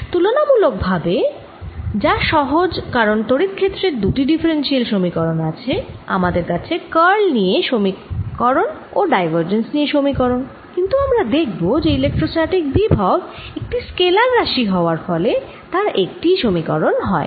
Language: Bangla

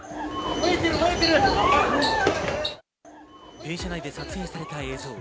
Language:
Japanese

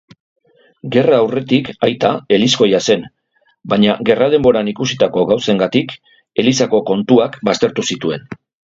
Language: Basque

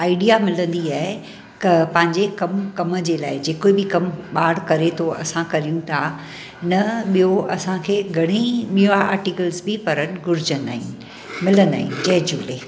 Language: Sindhi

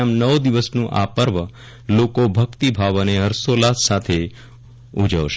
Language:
Gujarati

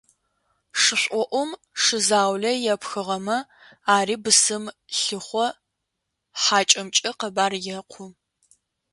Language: Adyghe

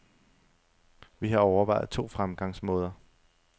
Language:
Danish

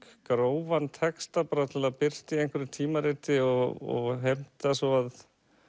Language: Icelandic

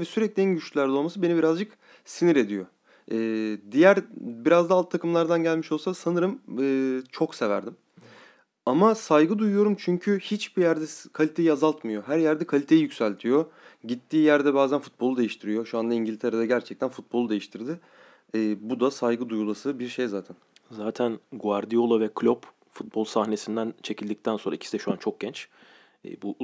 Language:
Turkish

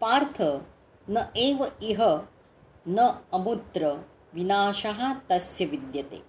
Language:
Marathi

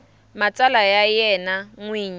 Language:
Tsonga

